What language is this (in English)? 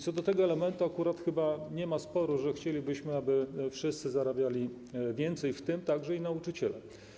Polish